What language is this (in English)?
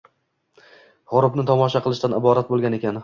Uzbek